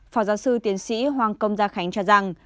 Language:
Vietnamese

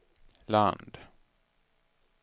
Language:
Swedish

